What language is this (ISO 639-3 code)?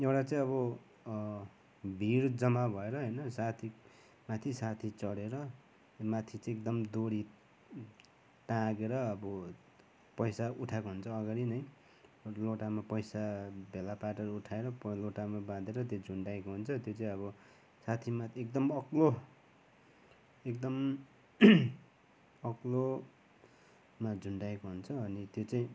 nep